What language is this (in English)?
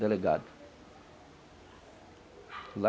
Portuguese